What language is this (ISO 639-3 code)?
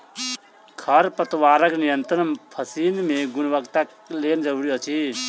mai